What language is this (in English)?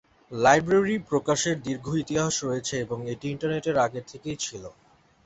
Bangla